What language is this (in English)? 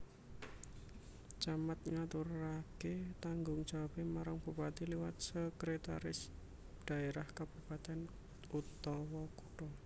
Javanese